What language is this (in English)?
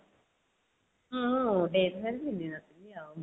Odia